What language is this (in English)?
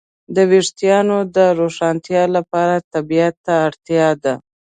Pashto